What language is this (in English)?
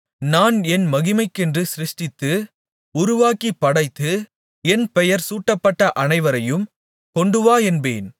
Tamil